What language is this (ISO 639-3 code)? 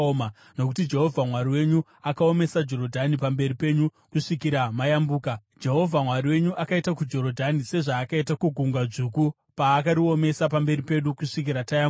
sna